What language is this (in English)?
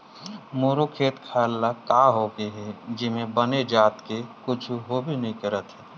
Chhattisgarhi